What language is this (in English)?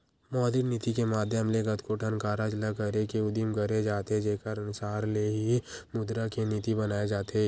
Chhattisgarhi